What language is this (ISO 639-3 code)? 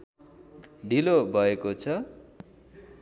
nep